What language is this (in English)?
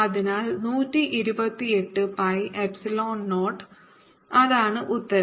Malayalam